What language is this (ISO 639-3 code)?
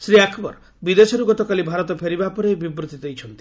ori